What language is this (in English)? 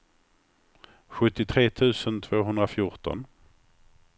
Swedish